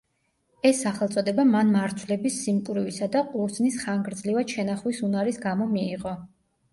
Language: Georgian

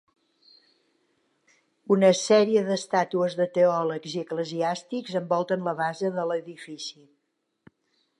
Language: Catalan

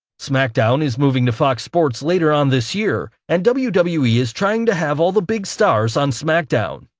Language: English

